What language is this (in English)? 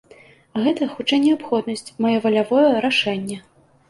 Belarusian